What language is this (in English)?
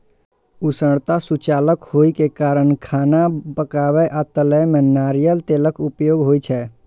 Maithili